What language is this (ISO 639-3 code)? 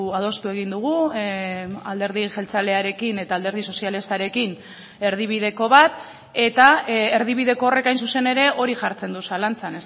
eus